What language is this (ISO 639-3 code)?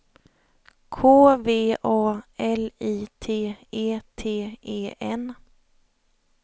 swe